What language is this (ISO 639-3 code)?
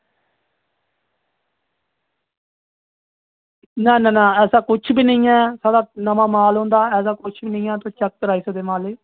doi